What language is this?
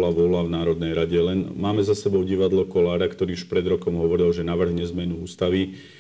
Slovak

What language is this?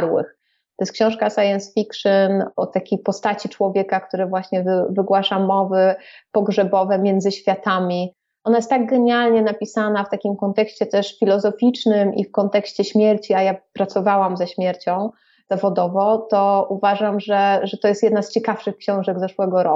Polish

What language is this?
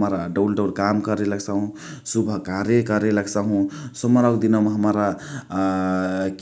Chitwania Tharu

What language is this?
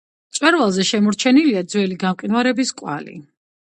Georgian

